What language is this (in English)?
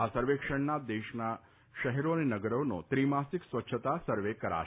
Gujarati